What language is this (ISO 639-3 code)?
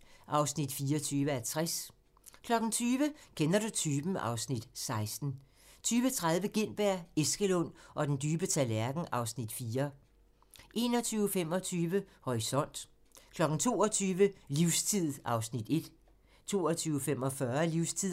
dan